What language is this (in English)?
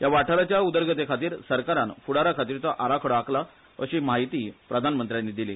Konkani